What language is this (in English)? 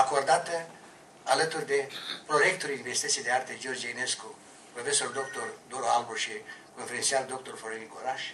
Romanian